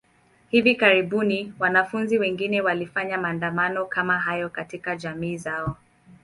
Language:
Swahili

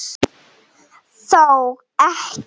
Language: Icelandic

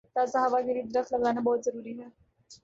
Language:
Urdu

